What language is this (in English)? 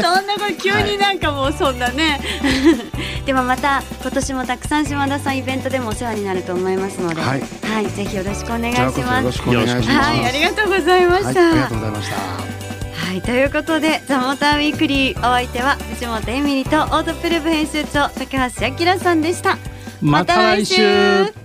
Japanese